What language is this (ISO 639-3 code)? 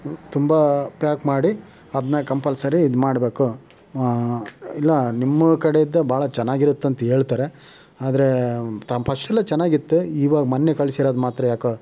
kan